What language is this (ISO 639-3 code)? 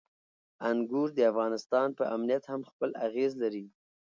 pus